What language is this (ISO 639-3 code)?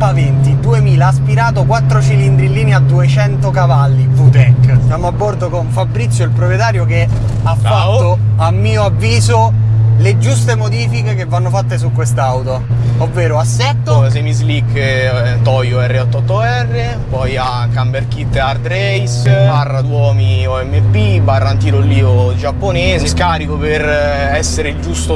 ita